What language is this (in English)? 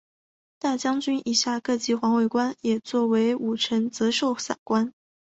Chinese